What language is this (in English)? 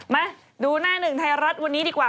Thai